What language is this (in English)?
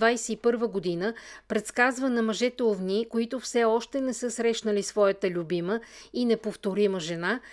Bulgarian